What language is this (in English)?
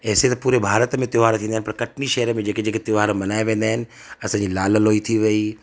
Sindhi